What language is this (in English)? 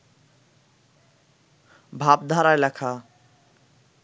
Bangla